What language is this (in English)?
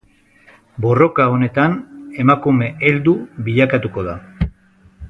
Basque